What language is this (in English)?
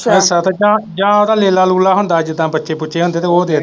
Punjabi